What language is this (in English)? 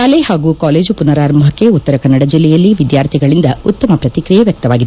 Kannada